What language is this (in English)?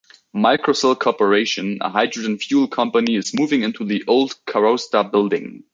English